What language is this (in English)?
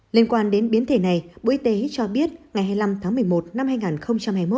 Vietnamese